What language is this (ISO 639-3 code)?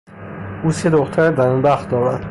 fas